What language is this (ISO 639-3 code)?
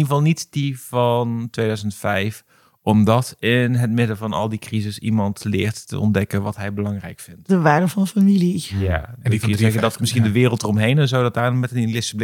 nld